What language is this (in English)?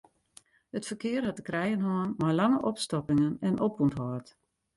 Western Frisian